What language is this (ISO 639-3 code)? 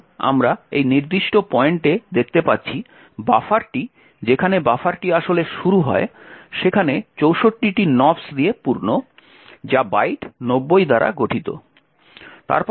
ben